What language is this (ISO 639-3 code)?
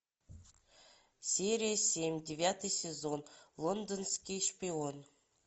rus